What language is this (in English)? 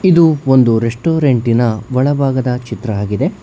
Kannada